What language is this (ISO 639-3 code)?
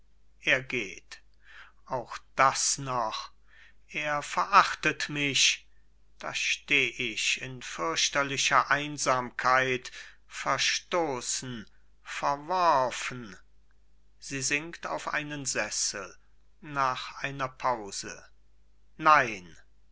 deu